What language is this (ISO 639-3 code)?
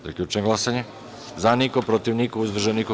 srp